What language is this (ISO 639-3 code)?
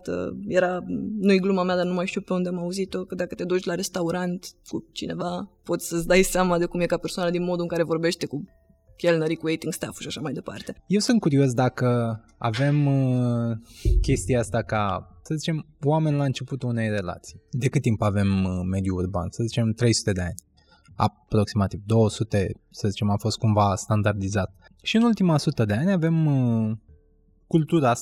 ron